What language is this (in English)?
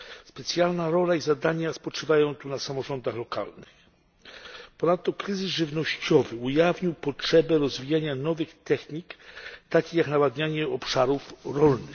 Polish